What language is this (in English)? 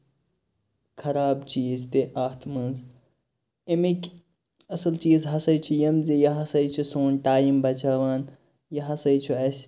Kashmiri